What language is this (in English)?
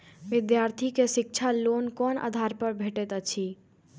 Maithili